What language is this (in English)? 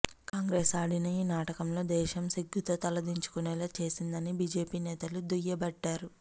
Telugu